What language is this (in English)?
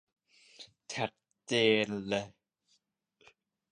Thai